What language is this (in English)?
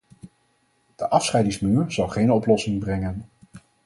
Dutch